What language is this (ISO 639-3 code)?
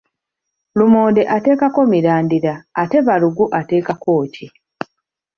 lug